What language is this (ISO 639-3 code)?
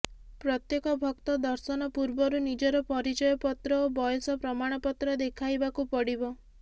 ori